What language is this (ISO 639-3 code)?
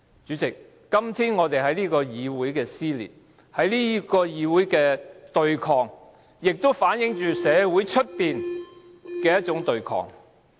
yue